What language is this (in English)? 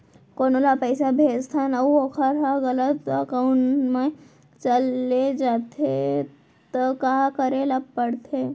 Chhattisgarhi